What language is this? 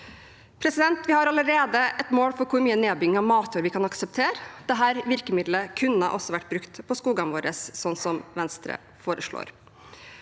Norwegian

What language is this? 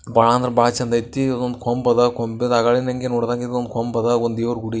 Kannada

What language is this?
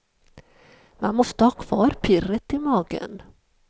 Swedish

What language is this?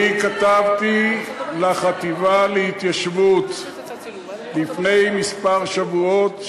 Hebrew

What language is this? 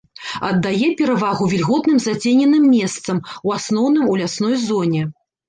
Belarusian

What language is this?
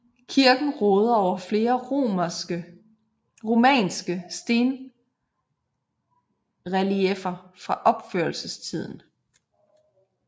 Danish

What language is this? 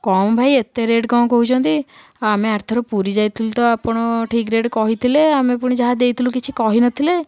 Odia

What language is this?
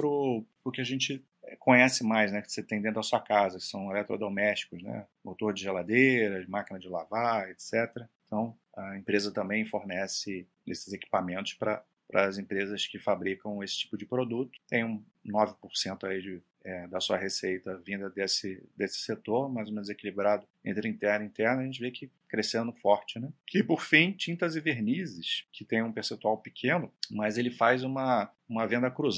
Portuguese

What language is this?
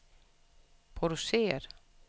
Danish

